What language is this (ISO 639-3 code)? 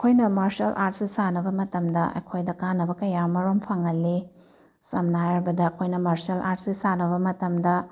mni